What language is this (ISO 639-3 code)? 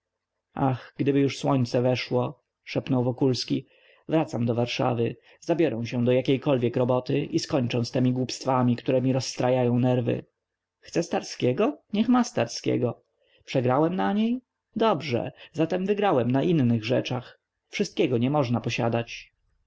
pol